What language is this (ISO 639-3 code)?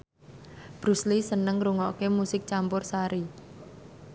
jav